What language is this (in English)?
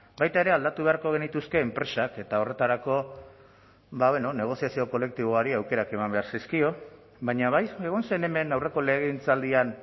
Basque